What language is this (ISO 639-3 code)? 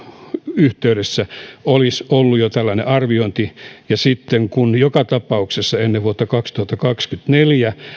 fin